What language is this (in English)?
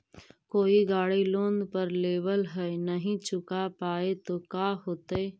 Magahi